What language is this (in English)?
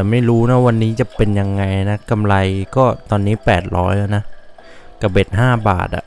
Thai